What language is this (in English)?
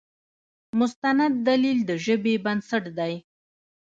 Pashto